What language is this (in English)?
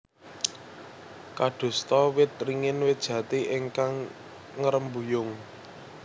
Javanese